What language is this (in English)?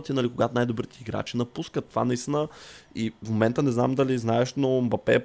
Bulgarian